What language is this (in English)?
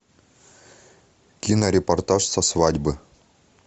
Russian